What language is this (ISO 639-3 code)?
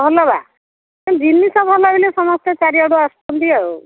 ori